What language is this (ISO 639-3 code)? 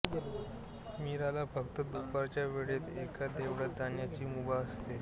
mar